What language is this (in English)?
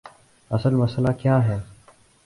Urdu